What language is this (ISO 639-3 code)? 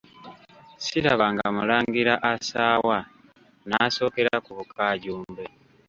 lug